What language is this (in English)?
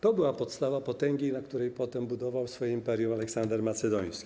Polish